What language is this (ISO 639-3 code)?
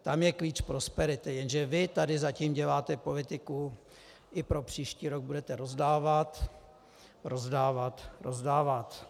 ces